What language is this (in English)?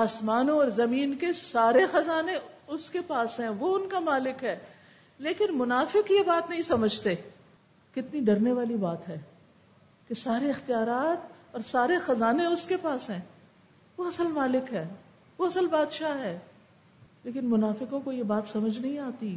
Urdu